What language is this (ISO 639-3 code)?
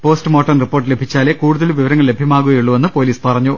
mal